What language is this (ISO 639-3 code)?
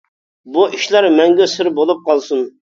uig